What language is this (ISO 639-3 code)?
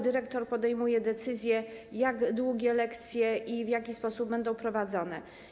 pol